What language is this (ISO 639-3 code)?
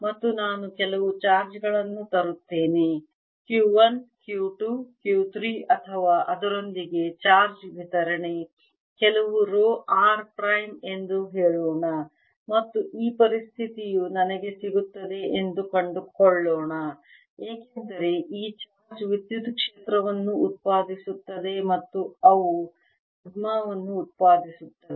kan